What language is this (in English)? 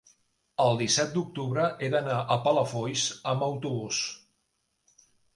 Catalan